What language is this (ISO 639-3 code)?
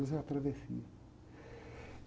por